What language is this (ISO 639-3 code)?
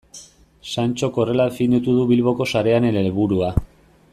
eus